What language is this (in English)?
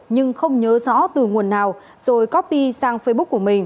Vietnamese